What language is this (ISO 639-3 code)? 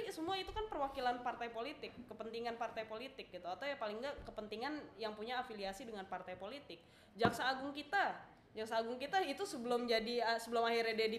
ind